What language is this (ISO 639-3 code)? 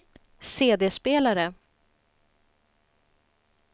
swe